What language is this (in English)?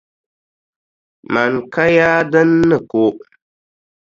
Dagbani